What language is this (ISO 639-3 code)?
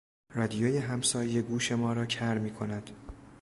fas